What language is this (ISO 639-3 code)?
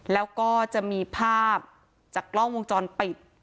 tha